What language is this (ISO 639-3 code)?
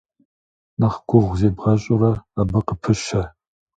kbd